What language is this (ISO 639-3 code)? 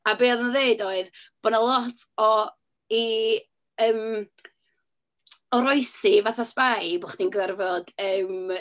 cym